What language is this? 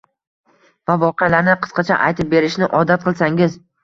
Uzbek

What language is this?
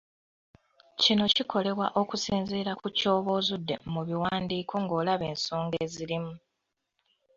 Ganda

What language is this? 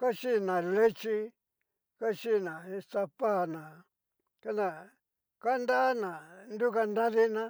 Cacaloxtepec Mixtec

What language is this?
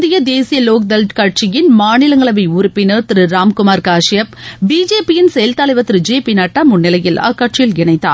Tamil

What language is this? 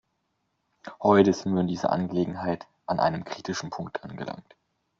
German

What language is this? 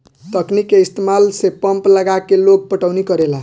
Bhojpuri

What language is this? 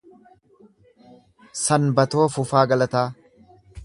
Oromo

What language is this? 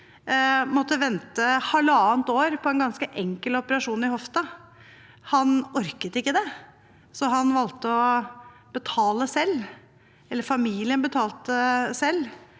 Norwegian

